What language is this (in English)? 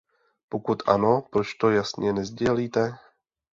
Czech